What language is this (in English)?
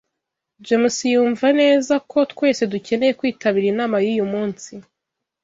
Kinyarwanda